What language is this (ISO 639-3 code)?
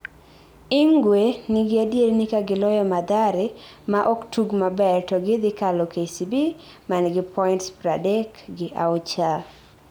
luo